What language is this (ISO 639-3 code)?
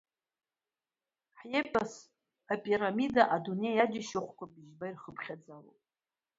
abk